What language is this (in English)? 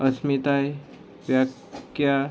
Konkani